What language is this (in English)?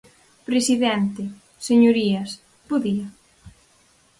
Galician